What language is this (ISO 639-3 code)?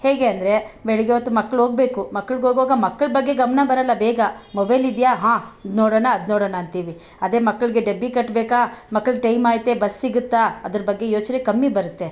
kan